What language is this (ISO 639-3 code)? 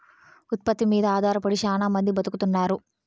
tel